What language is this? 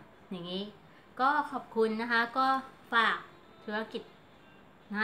Thai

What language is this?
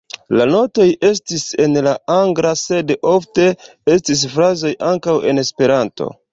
Esperanto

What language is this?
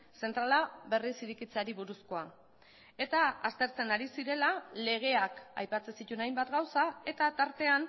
Basque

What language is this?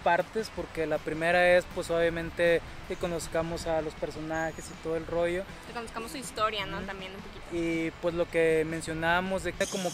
Spanish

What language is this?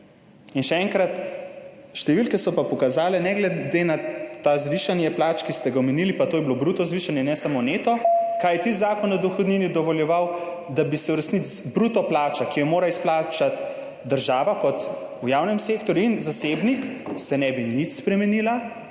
Slovenian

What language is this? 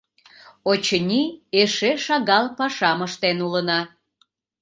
Mari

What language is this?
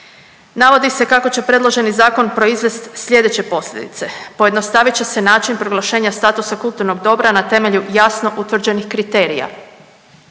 Croatian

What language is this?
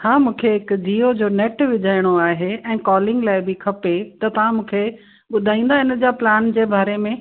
Sindhi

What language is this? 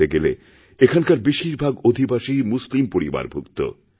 Bangla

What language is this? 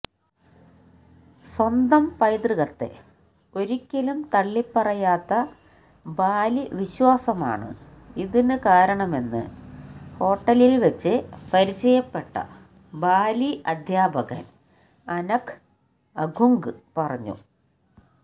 Malayalam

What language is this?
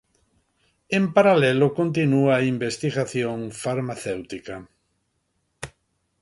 Galician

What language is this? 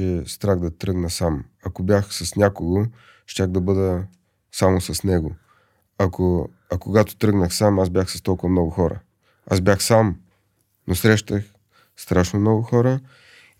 Bulgarian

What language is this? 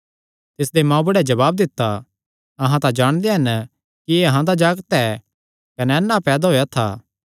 Kangri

